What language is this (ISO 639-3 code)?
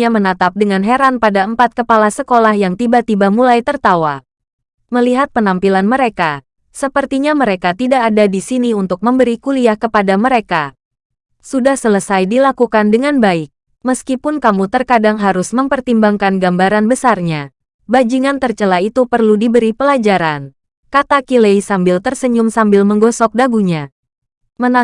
ind